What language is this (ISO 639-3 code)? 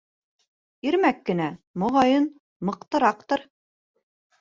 bak